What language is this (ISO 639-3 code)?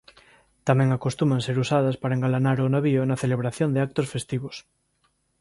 glg